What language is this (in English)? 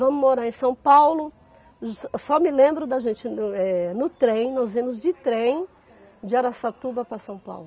Portuguese